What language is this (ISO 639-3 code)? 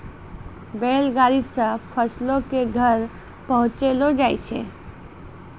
mai